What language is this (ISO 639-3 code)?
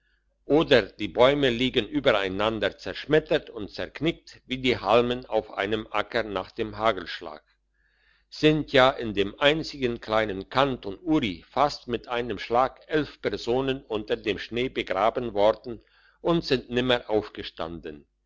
deu